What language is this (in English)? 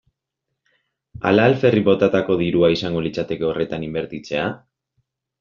Basque